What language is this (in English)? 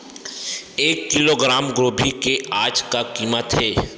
Chhattisgarhi